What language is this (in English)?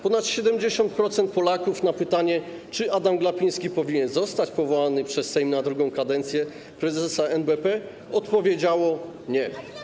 Polish